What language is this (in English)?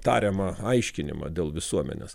Lithuanian